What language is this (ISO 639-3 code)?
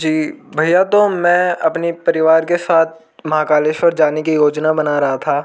hin